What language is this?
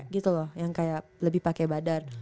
Indonesian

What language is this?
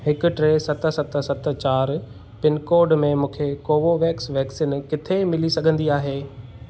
Sindhi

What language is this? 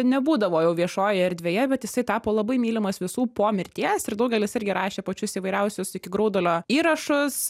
Lithuanian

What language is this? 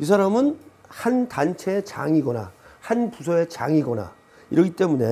Korean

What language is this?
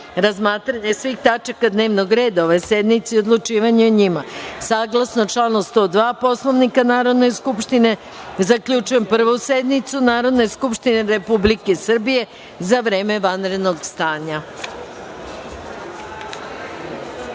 Serbian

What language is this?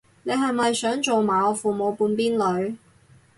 Cantonese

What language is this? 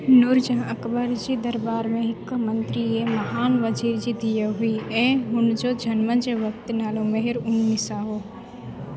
Sindhi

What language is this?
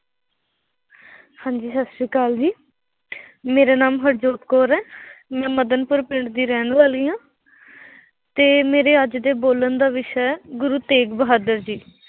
Punjabi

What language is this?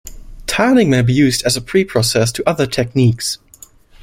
English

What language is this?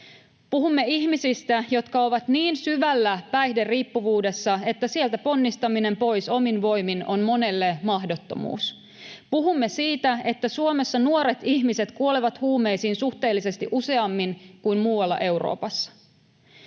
Finnish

